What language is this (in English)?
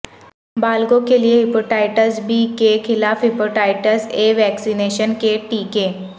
Urdu